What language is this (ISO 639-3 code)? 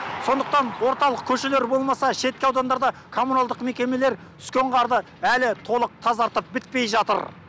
kaz